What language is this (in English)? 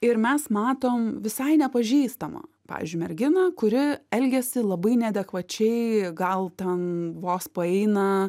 Lithuanian